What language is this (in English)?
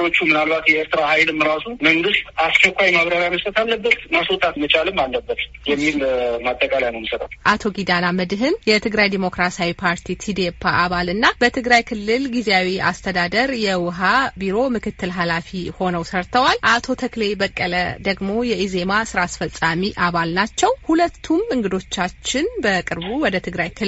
Amharic